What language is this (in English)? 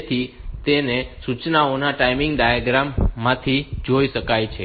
Gujarati